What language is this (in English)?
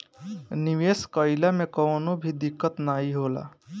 Bhojpuri